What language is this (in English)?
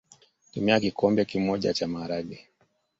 Swahili